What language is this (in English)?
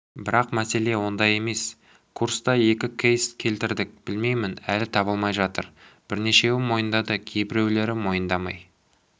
Kazakh